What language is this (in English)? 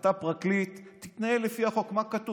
Hebrew